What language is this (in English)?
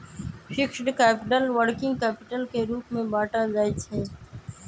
Magahi